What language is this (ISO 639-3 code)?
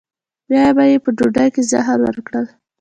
pus